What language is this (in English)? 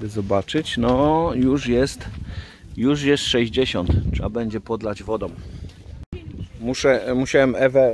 Polish